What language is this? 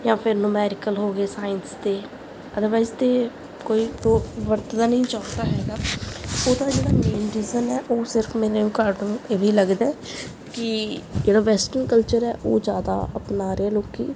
Punjabi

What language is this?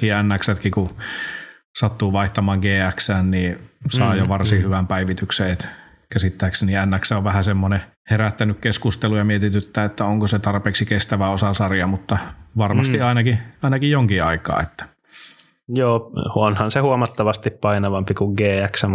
Finnish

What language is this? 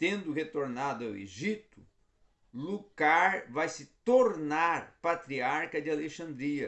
Portuguese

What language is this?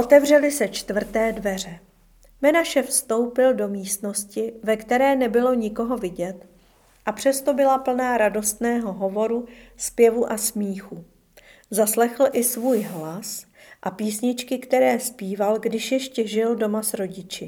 Czech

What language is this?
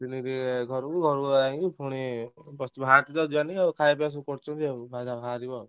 Odia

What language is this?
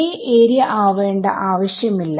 Malayalam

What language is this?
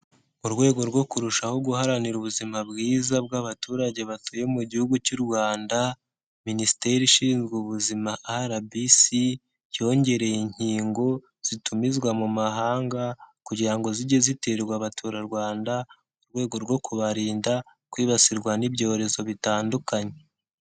Kinyarwanda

